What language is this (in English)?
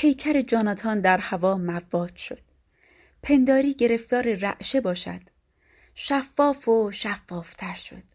Persian